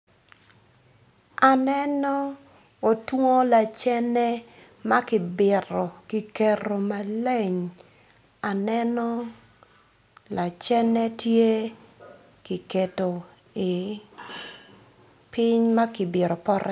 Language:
Acoli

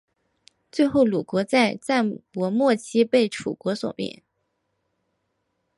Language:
Chinese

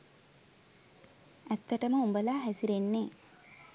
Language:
Sinhala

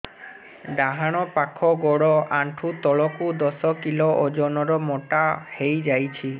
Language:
Odia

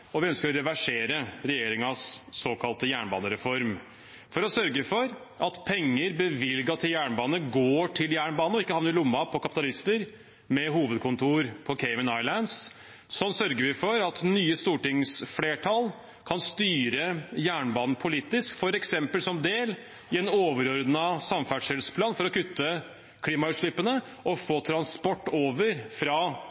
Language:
Norwegian Bokmål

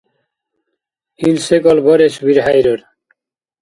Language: Dargwa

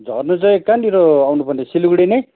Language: Nepali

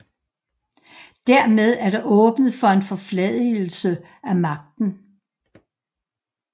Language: Danish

